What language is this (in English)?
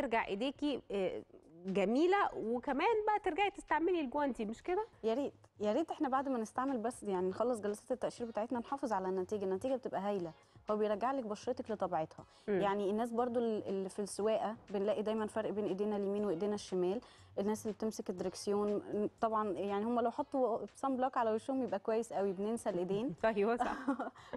Arabic